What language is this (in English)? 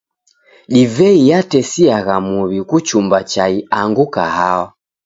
Taita